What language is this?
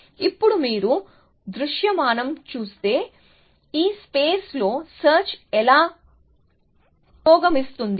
Telugu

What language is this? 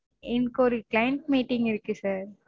Tamil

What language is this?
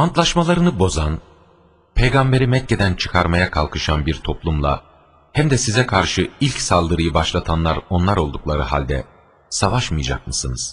Turkish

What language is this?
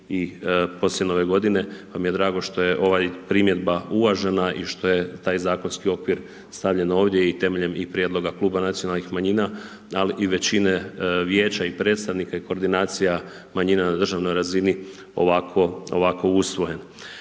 Croatian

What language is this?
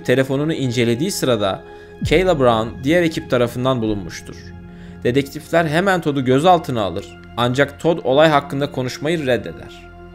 Turkish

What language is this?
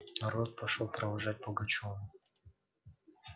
Russian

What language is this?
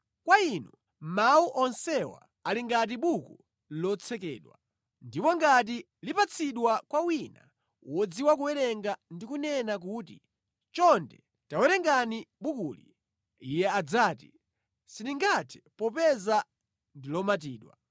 Nyanja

